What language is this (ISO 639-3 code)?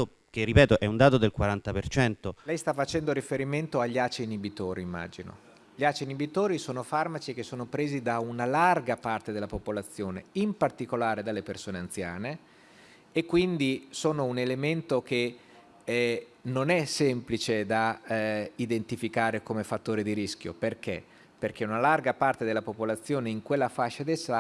ita